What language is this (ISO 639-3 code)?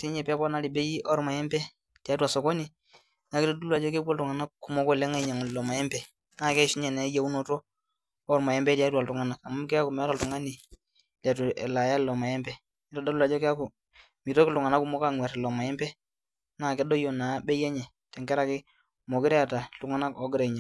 mas